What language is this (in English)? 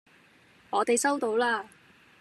Cantonese